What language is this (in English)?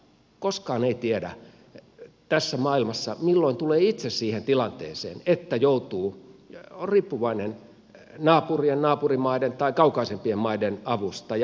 Finnish